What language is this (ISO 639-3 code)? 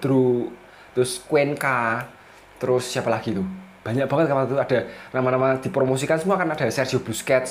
ind